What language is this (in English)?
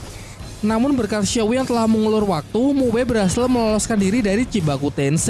Indonesian